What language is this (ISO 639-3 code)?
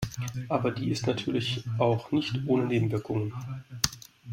deu